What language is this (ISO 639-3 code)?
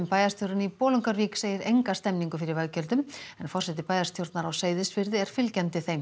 isl